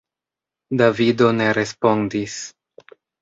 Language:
Esperanto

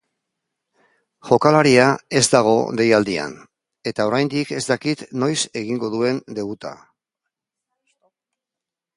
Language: Basque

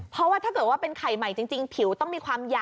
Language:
Thai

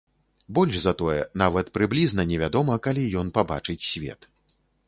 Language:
Belarusian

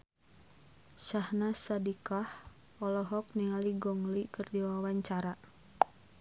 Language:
Sundanese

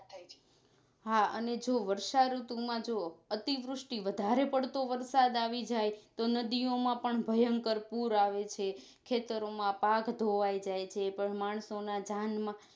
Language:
Gujarati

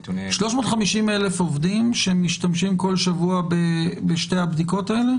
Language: Hebrew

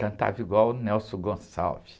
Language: Portuguese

